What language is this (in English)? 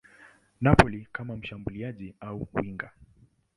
Swahili